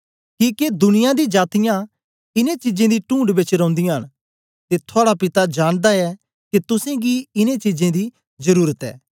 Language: Dogri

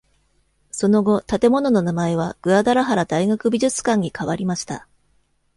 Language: Japanese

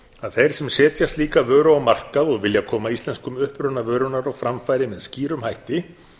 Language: Icelandic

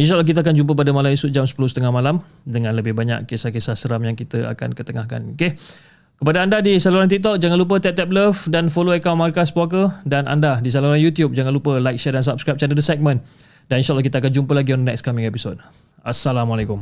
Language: Malay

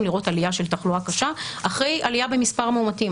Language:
Hebrew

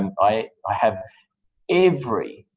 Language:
English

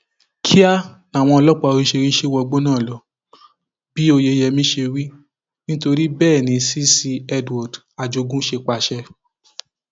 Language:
Yoruba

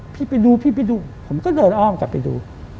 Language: Thai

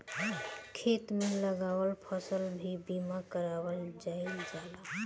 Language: Bhojpuri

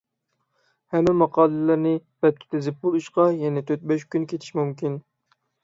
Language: Uyghur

